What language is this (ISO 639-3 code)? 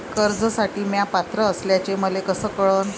mar